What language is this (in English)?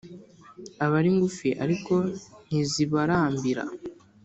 Kinyarwanda